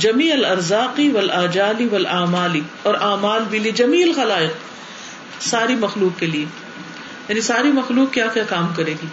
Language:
Urdu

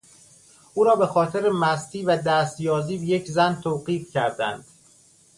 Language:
Persian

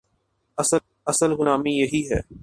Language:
Urdu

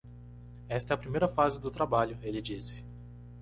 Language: Portuguese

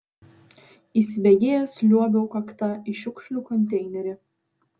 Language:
Lithuanian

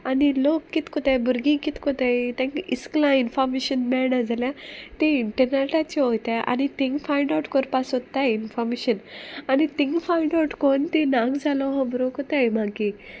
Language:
Konkani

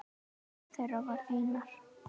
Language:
Icelandic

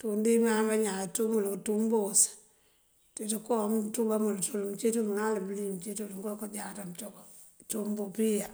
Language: Mandjak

